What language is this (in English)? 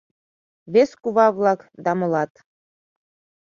Mari